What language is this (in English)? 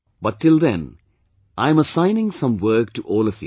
English